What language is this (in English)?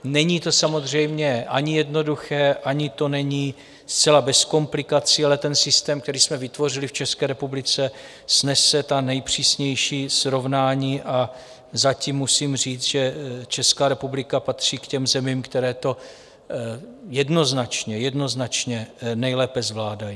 Czech